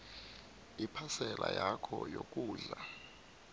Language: South Ndebele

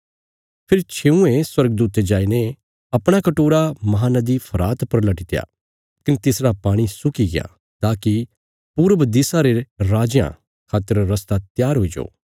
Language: Bilaspuri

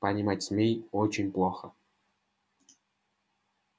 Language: Russian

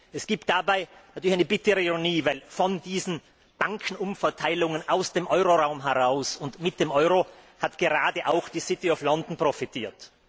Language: German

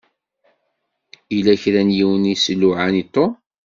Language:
Kabyle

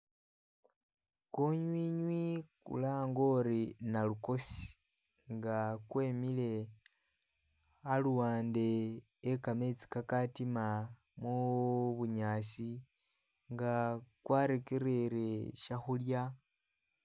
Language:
Masaaba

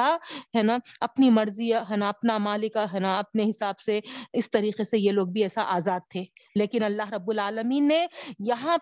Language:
Urdu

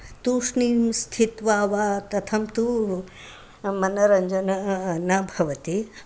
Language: Sanskrit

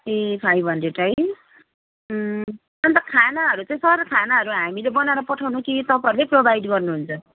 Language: Nepali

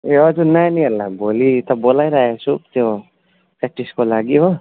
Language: Nepali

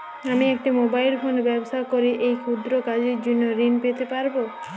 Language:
Bangla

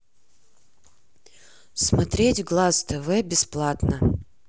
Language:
Russian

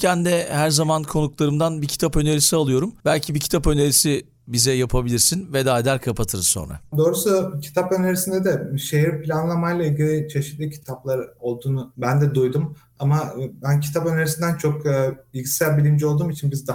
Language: Turkish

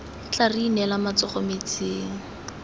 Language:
Tswana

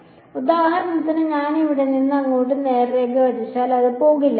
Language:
Malayalam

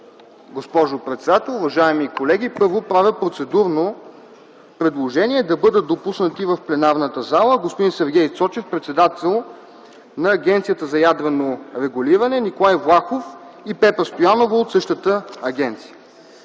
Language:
Bulgarian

